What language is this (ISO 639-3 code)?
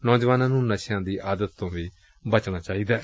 pan